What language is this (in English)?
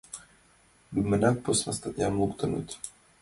Mari